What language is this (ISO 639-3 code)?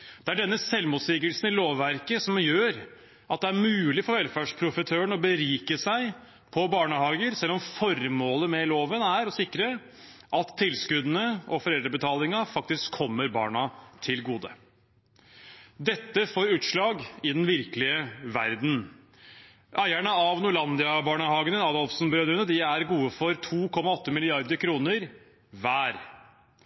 nob